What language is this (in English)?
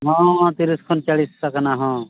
Santali